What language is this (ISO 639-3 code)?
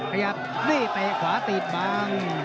tha